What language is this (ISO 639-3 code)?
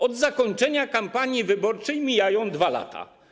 pol